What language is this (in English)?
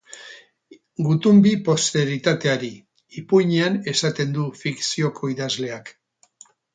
Basque